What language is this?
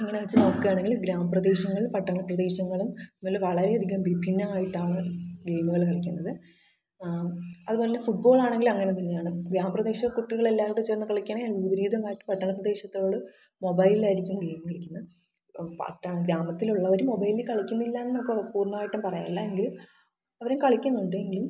Malayalam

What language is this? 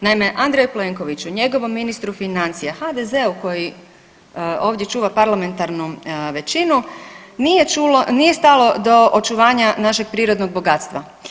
Croatian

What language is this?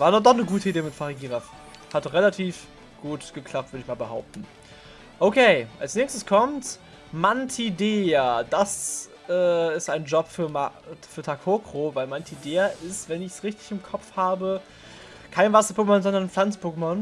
German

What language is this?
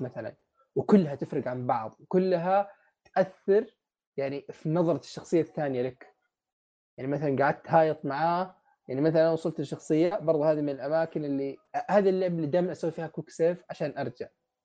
Arabic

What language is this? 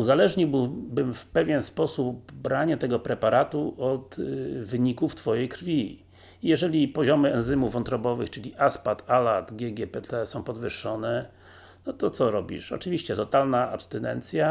Polish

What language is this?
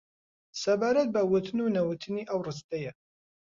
Central Kurdish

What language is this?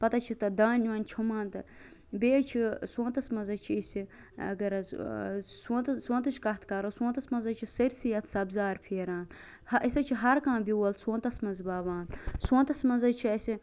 Kashmiri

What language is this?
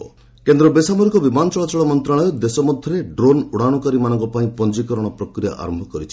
Odia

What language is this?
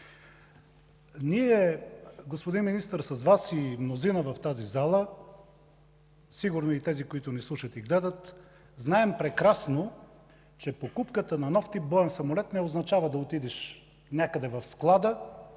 Bulgarian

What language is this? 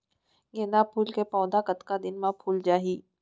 Chhattisgarhi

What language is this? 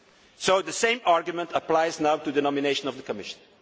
English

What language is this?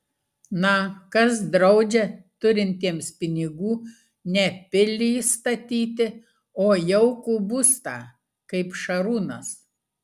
Lithuanian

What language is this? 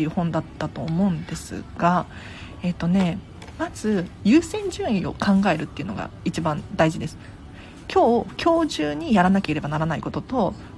Japanese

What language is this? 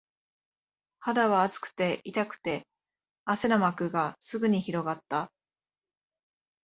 Japanese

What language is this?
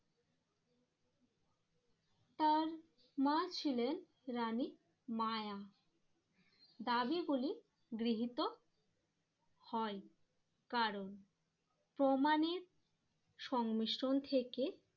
Bangla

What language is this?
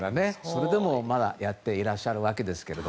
Japanese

